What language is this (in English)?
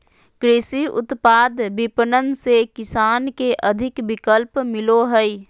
Magahi